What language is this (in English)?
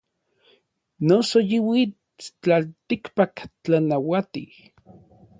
Orizaba Nahuatl